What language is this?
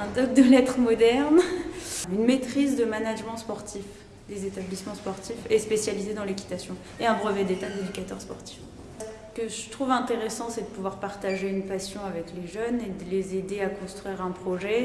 French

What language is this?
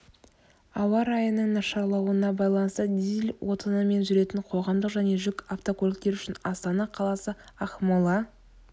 Kazakh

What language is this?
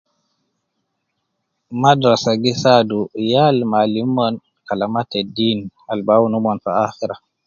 Nubi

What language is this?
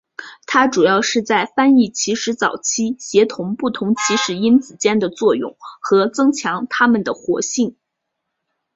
Chinese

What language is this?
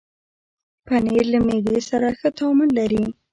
Pashto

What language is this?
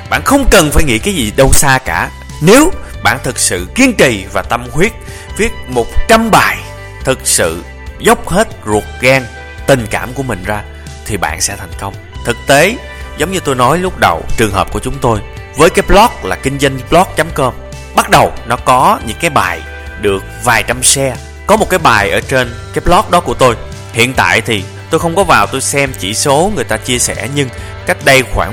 Vietnamese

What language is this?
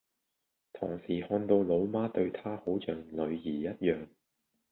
Cantonese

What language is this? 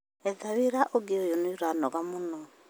Kikuyu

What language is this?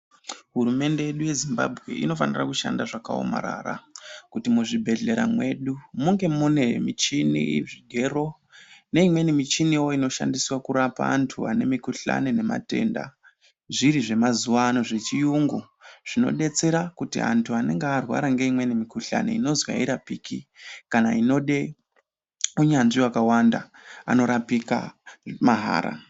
Ndau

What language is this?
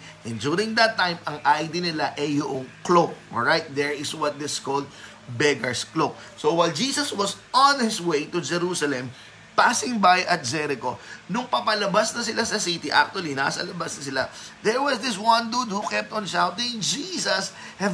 Filipino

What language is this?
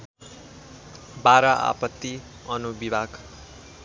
Nepali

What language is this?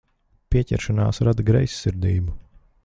Latvian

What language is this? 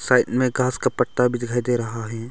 Hindi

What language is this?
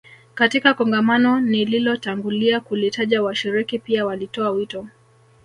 Swahili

